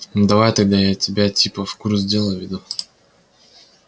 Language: Russian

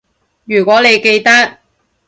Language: Cantonese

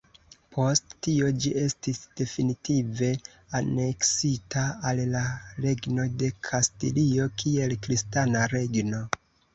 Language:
Esperanto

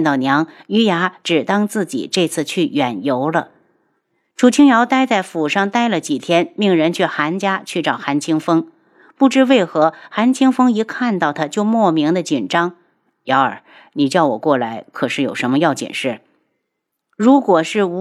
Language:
Chinese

